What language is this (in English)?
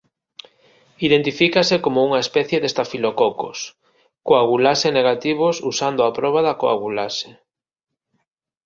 Galician